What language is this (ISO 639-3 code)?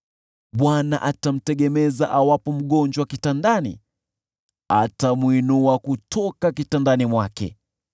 swa